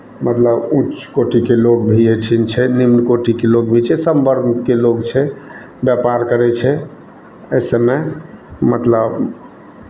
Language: Maithili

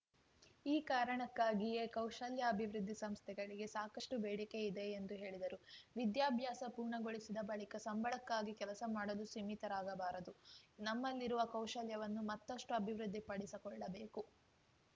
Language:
Kannada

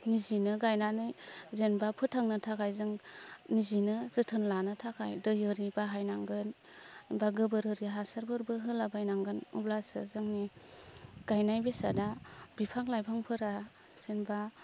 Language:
Bodo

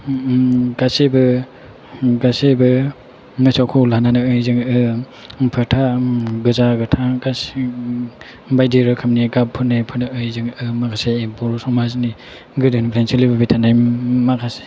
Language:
Bodo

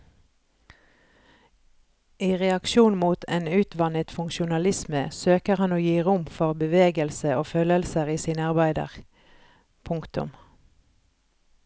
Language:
Norwegian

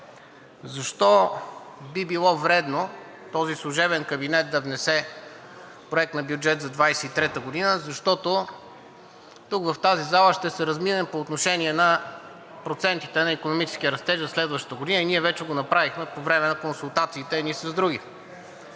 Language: Bulgarian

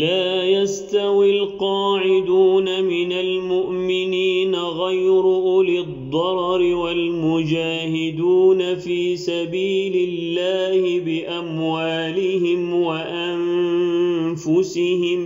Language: Arabic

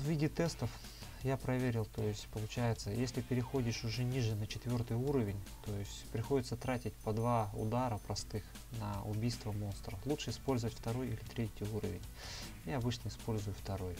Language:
Russian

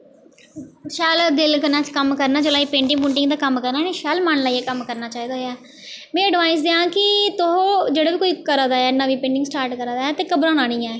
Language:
Dogri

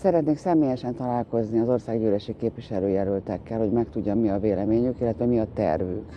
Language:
Hungarian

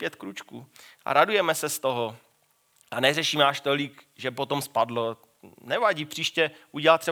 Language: Czech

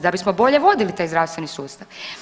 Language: Croatian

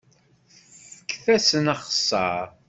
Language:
Kabyle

